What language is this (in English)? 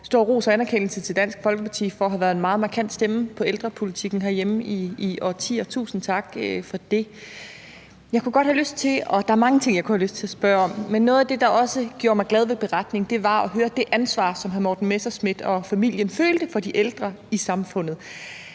Danish